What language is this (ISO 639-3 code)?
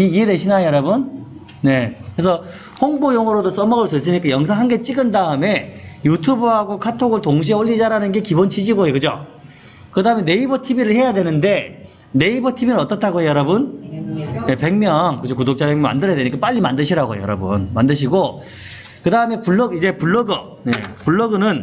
kor